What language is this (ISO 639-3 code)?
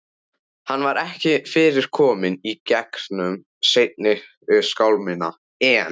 isl